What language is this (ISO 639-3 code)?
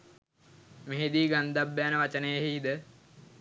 sin